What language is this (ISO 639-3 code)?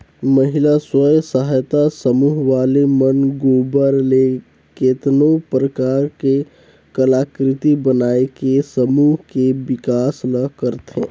hne